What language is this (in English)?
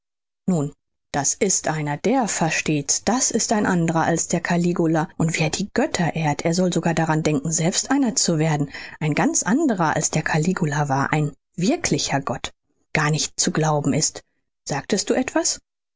German